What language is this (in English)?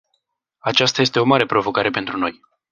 Romanian